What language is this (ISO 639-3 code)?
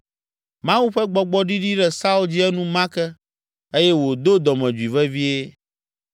ewe